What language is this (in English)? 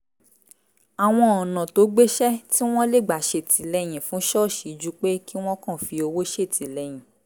Yoruba